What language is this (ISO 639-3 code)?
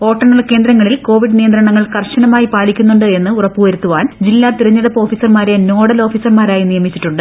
mal